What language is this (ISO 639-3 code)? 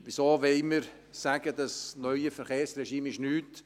gsw